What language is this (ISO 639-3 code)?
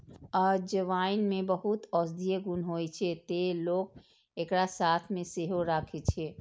mai